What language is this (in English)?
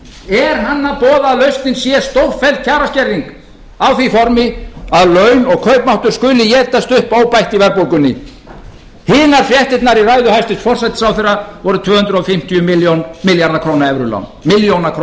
Icelandic